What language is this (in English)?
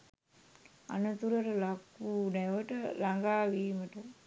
Sinhala